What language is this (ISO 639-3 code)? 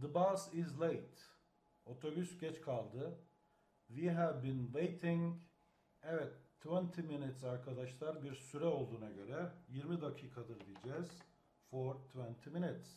tur